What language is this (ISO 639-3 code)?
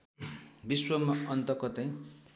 nep